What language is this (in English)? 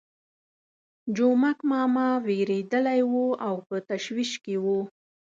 Pashto